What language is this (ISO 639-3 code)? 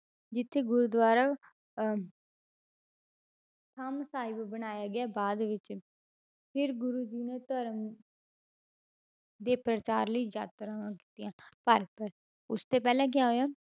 pan